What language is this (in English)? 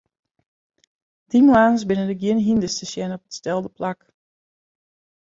Western Frisian